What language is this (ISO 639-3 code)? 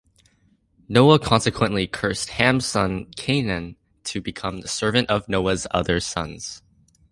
eng